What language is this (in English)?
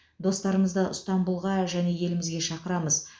Kazakh